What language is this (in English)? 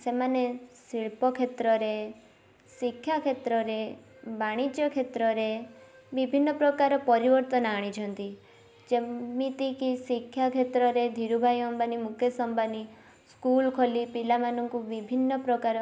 Odia